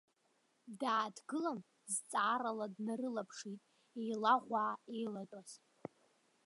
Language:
Abkhazian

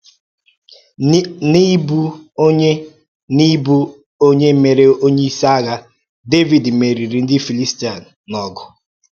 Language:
Igbo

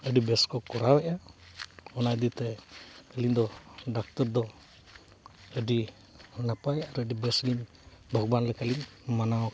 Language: Santali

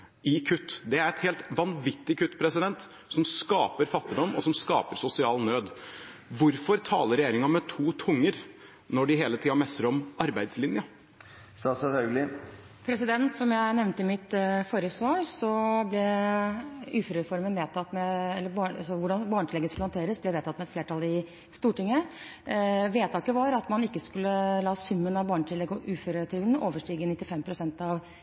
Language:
Norwegian Bokmål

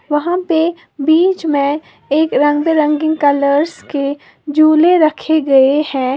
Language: Hindi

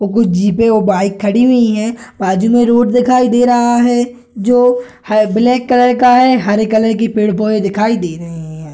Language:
Hindi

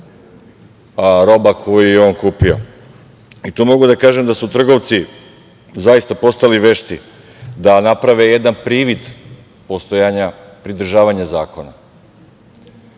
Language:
Serbian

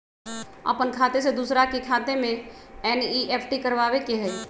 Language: Magahi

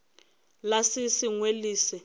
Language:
Northern Sotho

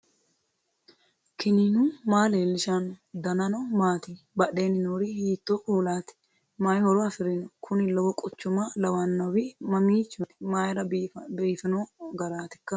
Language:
Sidamo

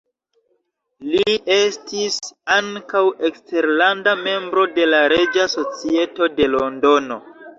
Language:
Esperanto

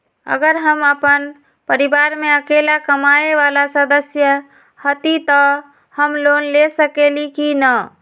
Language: Magahi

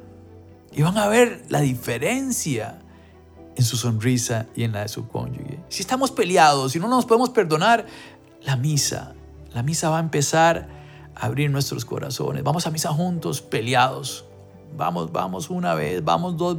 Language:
Spanish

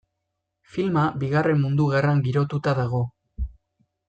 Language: Basque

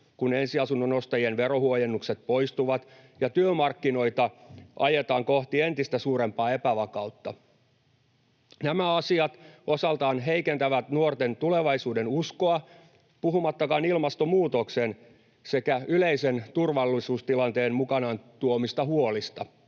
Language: Finnish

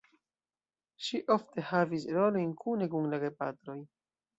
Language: Esperanto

